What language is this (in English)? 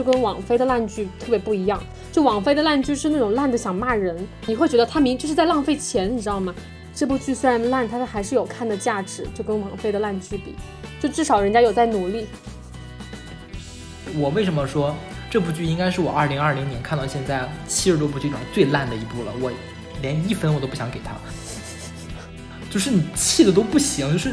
Chinese